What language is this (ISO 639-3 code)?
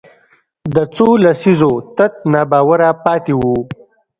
pus